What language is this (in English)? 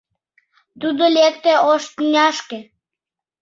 Mari